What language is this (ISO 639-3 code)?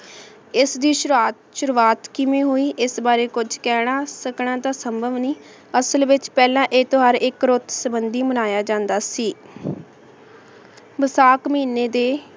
pan